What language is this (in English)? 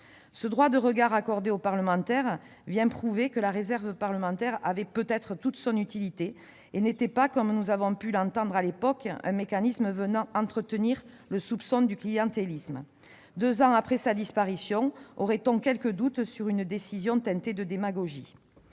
French